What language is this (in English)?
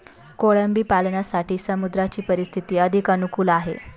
Marathi